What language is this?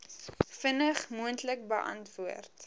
Afrikaans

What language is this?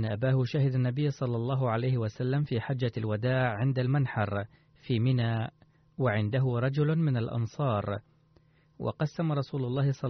Arabic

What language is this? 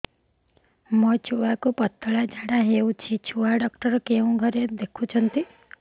Odia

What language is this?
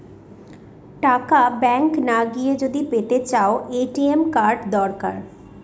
Bangla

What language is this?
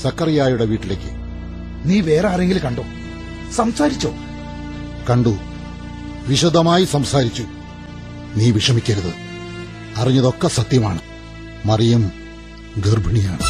Malayalam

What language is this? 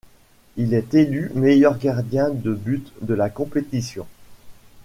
French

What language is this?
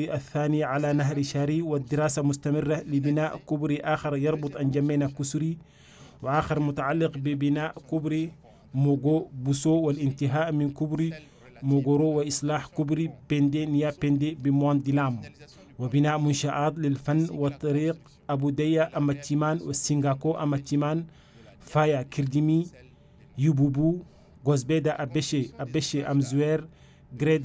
Arabic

